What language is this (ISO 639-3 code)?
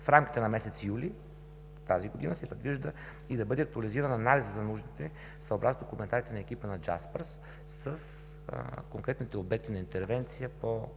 bul